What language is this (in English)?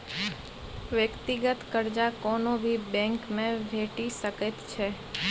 Maithili